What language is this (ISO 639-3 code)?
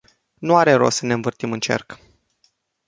ron